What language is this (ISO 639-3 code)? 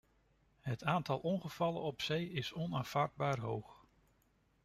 nld